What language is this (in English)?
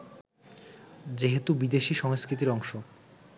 Bangla